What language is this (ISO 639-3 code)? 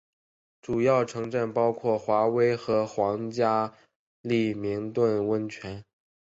zho